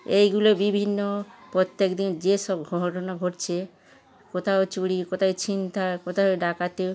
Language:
Bangla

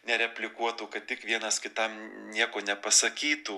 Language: Lithuanian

